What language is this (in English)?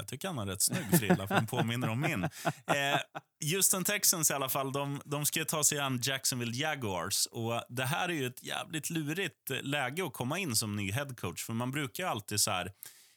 Swedish